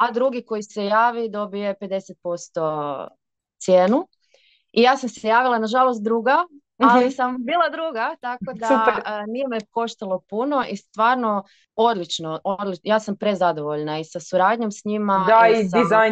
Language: Croatian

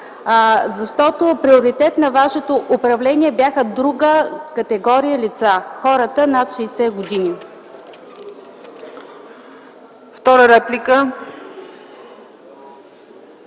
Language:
Bulgarian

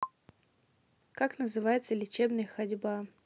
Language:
Russian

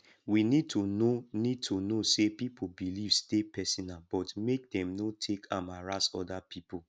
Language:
Nigerian Pidgin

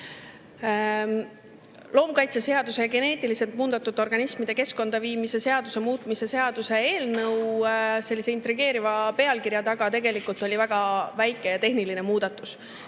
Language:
Estonian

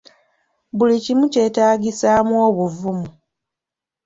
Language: Ganda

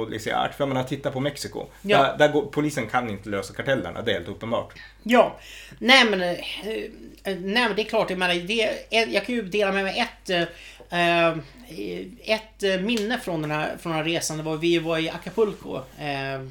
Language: Swedish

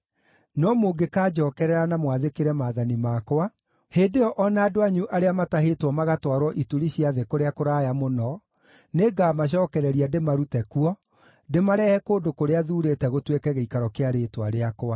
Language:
Kikuyu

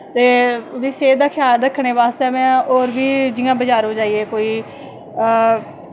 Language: Dogri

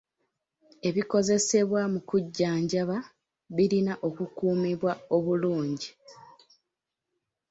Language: Ganda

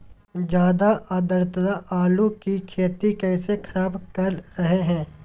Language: Magahi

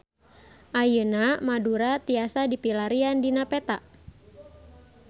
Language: Sundanese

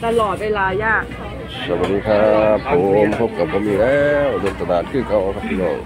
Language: Thai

